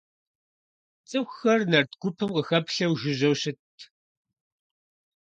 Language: Kabardian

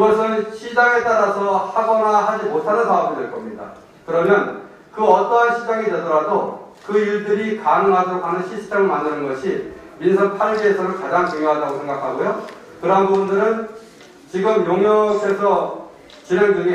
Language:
Korean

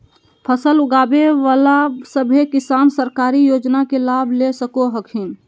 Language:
Magahi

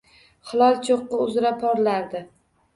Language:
Uzbek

